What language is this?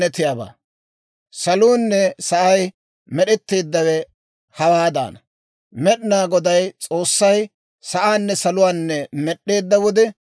Dawro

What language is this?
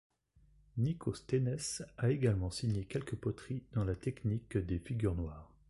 French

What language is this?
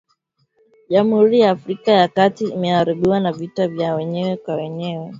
Swahili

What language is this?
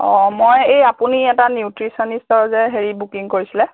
Assamese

